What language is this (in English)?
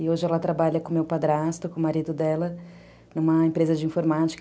Portuguese